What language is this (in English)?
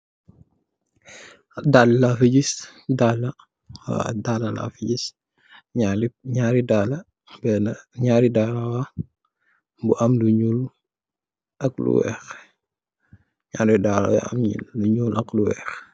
Wolof